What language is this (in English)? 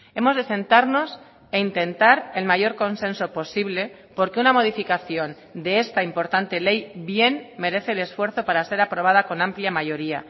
Spanish